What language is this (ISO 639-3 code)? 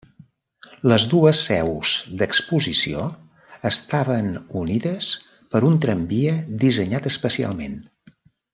cat